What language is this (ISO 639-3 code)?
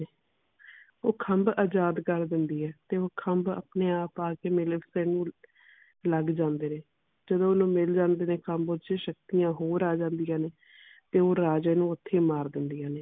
pan